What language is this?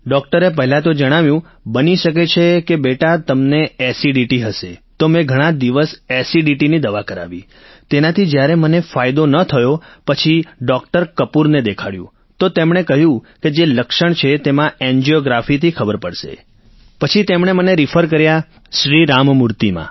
Gujarati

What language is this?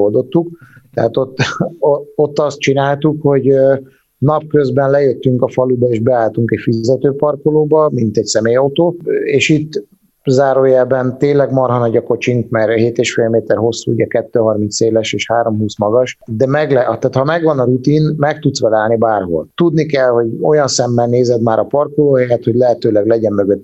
Hungarian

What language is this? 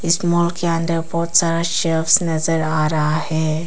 Hindi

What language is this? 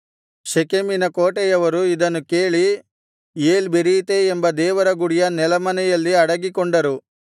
Kannada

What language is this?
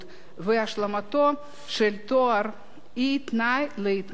Hebrew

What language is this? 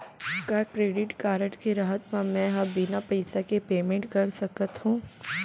Chhattisgarhi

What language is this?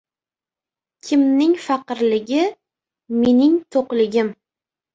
Uzbek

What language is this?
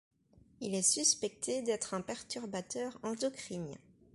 French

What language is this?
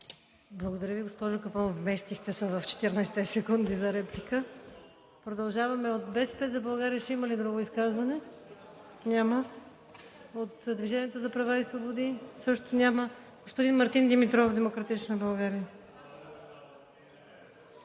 Bulgarian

